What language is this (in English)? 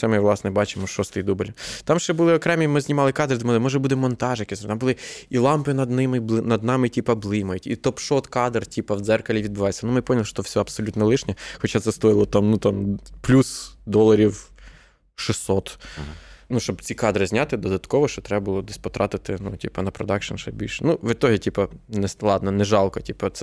Ukrainian